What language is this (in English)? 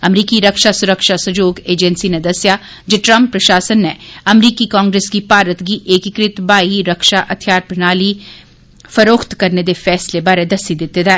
Dogri